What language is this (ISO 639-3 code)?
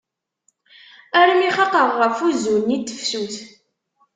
kab